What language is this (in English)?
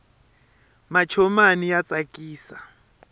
Tsonga